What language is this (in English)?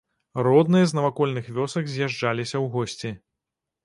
Belarusian